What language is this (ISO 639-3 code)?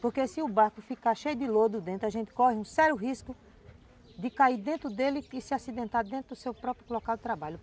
por